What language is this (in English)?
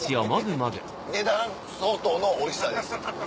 Japanese